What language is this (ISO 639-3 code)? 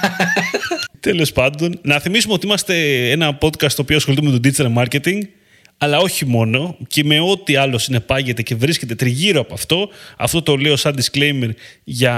ell